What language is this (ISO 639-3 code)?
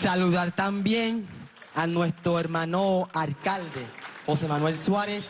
spa